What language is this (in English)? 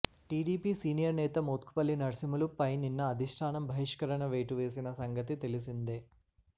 Telugu